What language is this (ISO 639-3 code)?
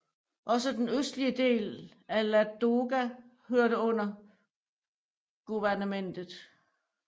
dan